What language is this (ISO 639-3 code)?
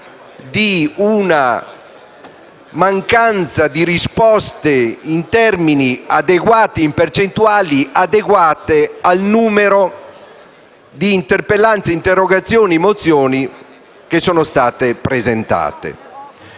ita